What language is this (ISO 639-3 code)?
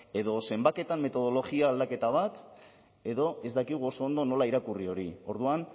eus